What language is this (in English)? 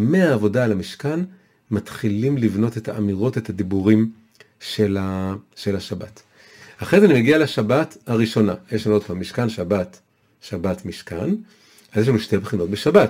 Hebrew